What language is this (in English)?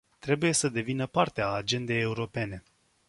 Romanian